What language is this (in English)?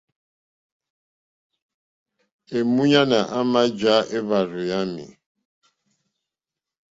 Mokpwe